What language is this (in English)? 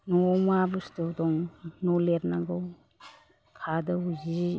Bodo